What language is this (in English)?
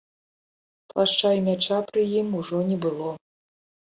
Belarusian